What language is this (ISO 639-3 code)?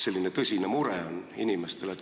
est